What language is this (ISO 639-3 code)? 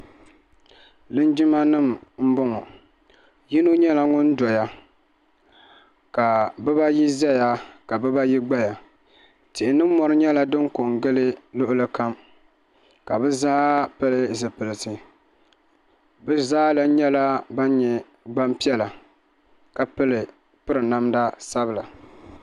dag